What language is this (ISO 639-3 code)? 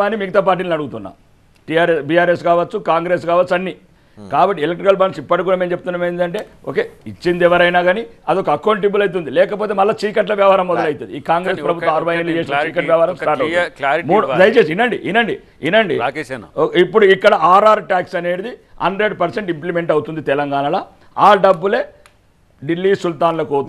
tel